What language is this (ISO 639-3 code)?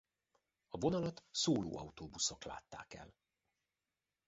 hun